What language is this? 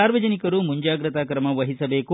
Kannada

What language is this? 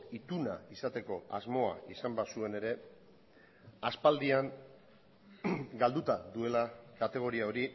Basque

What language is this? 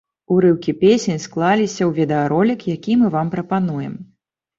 Belarusian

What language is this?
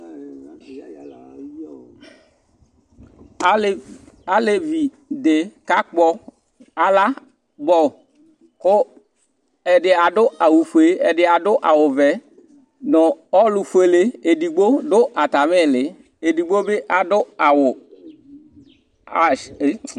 Ikposo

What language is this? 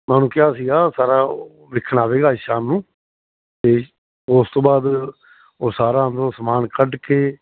Punjabi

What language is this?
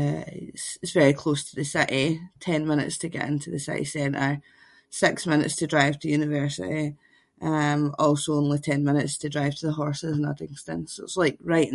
Scots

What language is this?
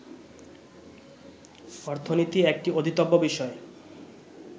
Bangla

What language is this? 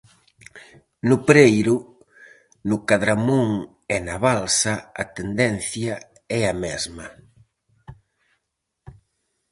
Galician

